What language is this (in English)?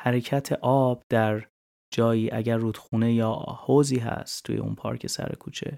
Persian